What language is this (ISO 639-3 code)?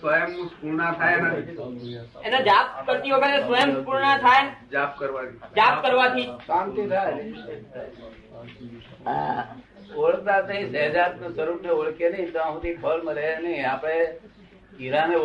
guj